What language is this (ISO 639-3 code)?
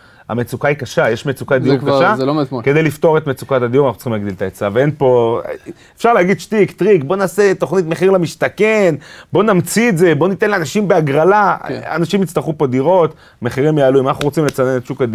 heb